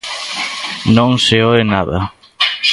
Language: Galician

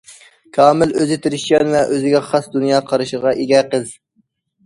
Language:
Uyghur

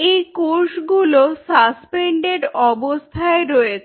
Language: Bangla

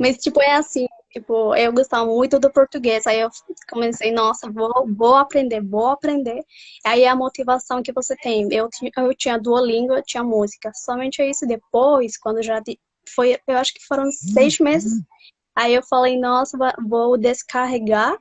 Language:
Portuguese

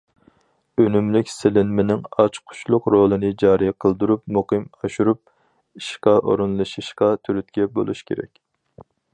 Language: Uyghur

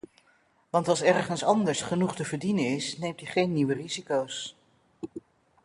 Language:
Dutch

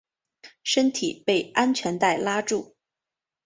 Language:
Chinese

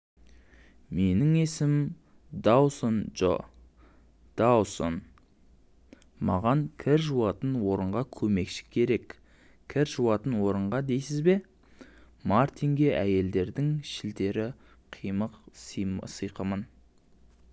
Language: Kazakh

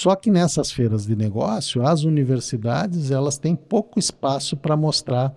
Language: Portuguese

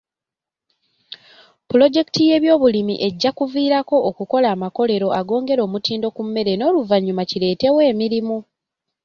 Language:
Ganda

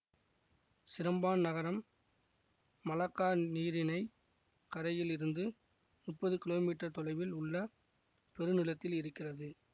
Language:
Tamil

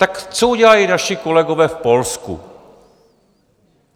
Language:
Czech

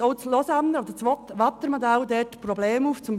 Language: Swiss German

